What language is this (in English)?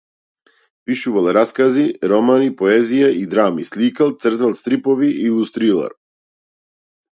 Macedonian